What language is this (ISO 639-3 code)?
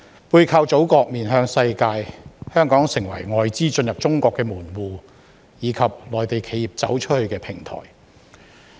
yue